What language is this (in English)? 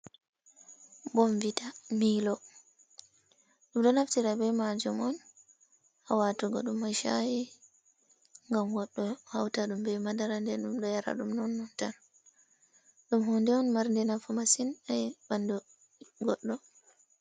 Fula